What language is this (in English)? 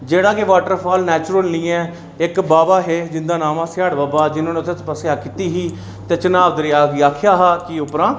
Dogri